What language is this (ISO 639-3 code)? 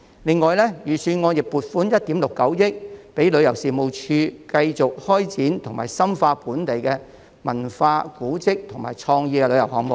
yue